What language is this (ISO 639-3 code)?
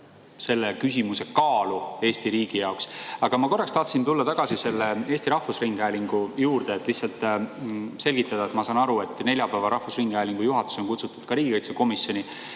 est